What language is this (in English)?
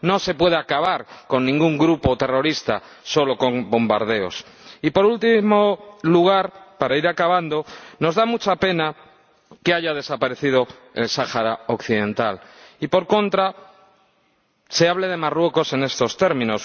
Spanish